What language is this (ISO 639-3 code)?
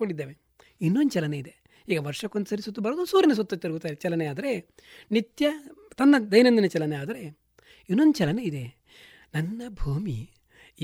kan